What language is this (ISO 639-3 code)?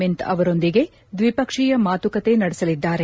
kan